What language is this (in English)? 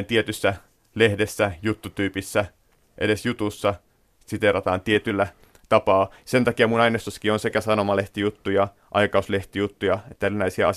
Finnish